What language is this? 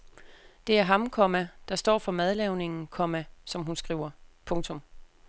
Danish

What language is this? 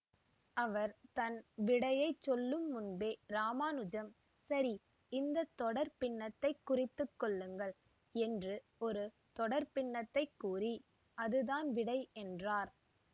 Tamil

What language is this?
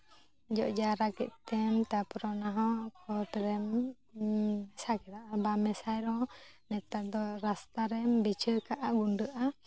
Santali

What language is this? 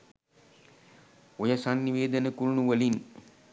Sinhala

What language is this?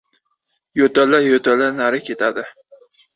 Uzbek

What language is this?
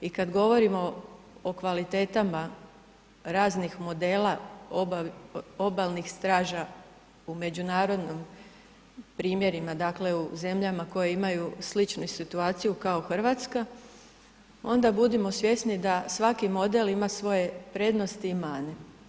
Croatian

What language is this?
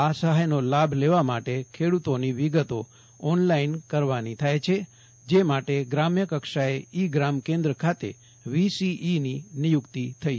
Gujarati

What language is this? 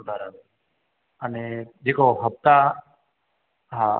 Sindhi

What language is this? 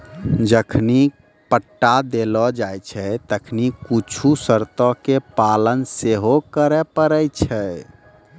Maithili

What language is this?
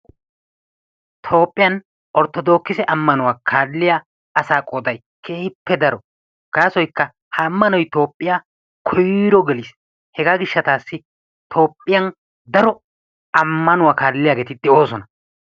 Wolaytta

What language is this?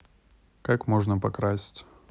Russian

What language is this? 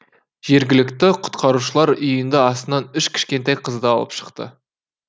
Kazakh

